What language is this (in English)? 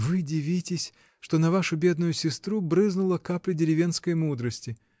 Russian